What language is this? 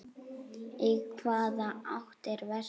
Icelandic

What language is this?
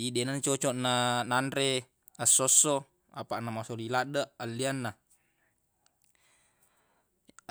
Buginese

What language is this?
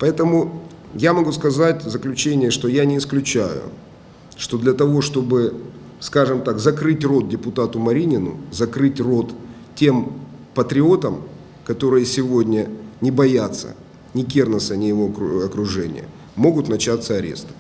Russian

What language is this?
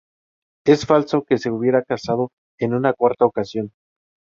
Spanish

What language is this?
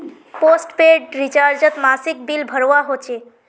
Magahi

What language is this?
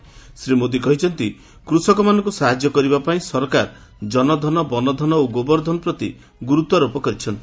Odia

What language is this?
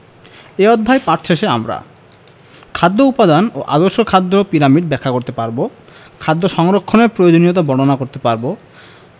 Bangla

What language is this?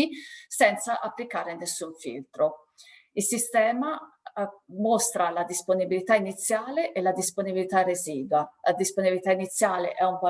Italian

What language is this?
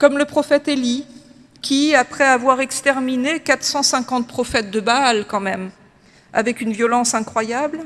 French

